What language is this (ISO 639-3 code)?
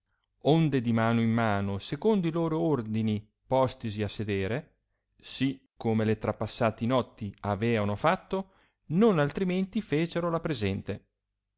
ita